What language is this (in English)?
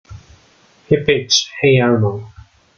English